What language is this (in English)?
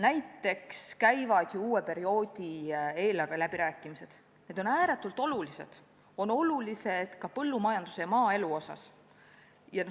Estonian